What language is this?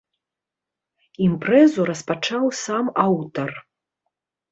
Belarusian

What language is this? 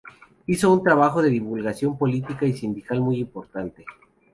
Spanish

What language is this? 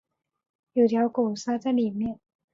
Chinese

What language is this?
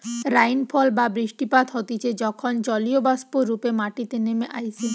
Bangla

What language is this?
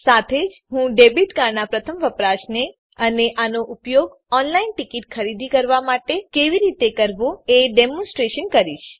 Gujarati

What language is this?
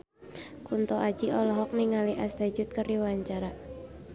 Sundanese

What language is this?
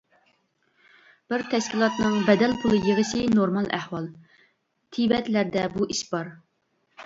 Uyghur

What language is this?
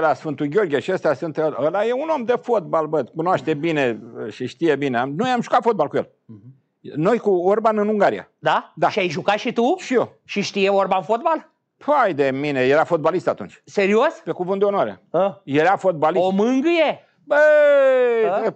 Romanian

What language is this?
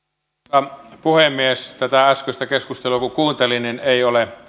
Finnish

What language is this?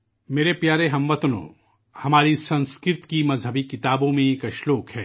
Urdu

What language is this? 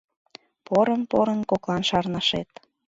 Mari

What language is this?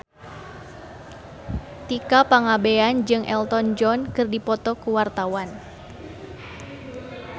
Sundanese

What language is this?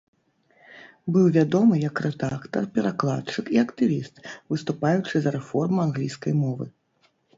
Belarusian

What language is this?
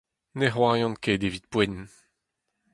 Breton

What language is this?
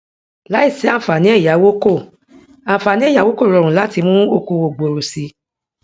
Yoruba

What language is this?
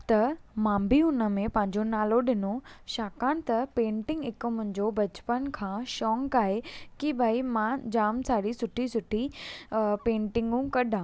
Sindhi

